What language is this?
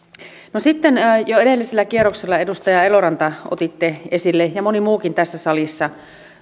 Finnish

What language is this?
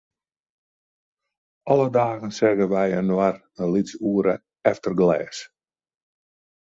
Western Frisian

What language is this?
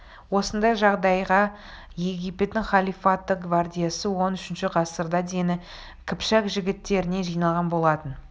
Kazakh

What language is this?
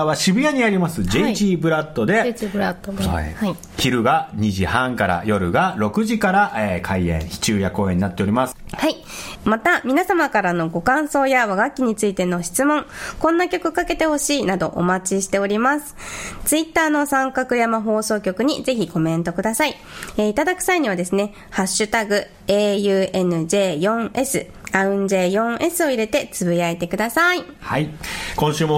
Japanese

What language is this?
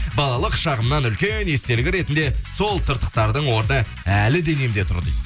Kazakh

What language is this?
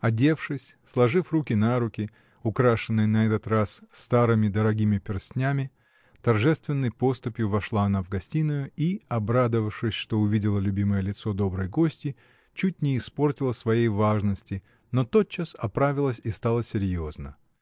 Russian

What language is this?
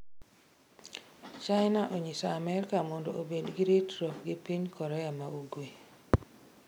Luo (Kenya and Tanzania)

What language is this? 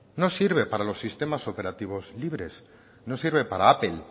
Spanish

